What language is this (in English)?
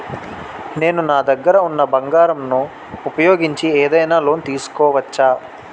Telugu